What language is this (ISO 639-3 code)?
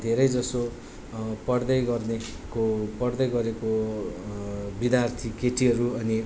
nep